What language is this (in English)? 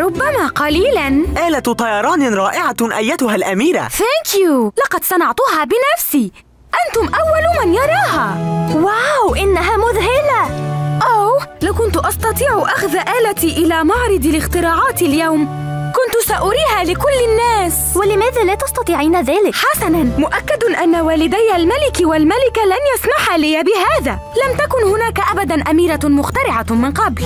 Arabic